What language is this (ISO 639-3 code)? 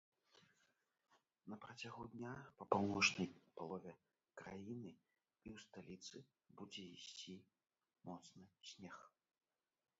bel